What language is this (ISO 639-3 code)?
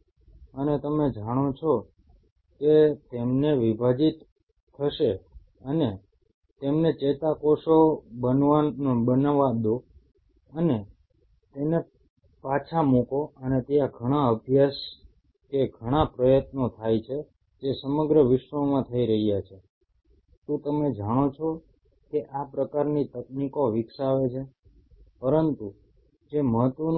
guj